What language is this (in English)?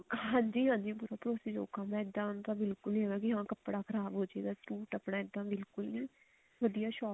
Punjabi